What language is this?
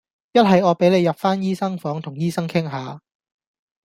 Cantonese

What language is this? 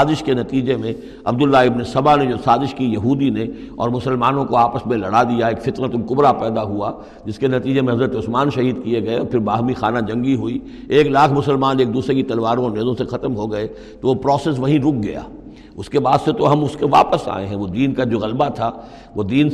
Urdu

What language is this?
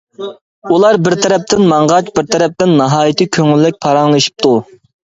Uyghur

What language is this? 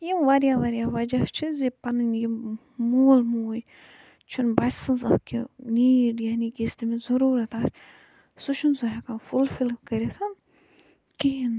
Kashmiri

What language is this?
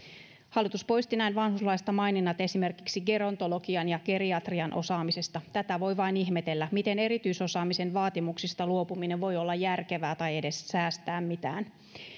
Finnish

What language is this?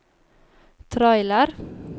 Norwegian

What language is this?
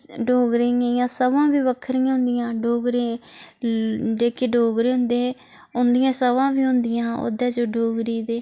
Dogri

